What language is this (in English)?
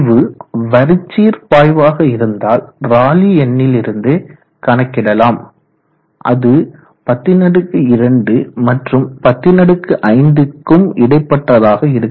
Tamil